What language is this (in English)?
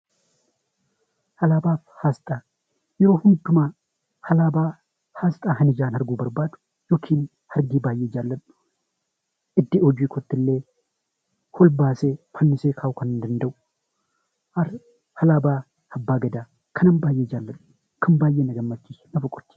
Oromo